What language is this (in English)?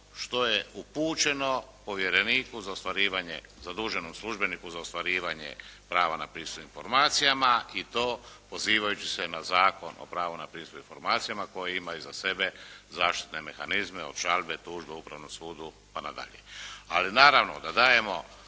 Croatian